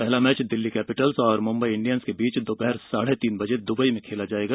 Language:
Hindi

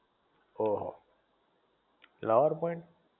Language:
Gujarati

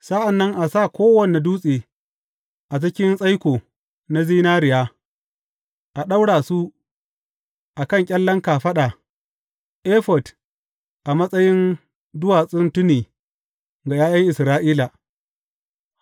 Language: Hausa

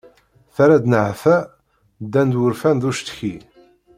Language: Kabyle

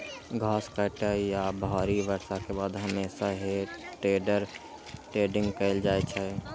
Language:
Maithili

